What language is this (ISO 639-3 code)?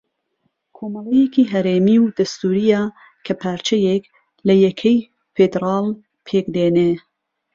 ckb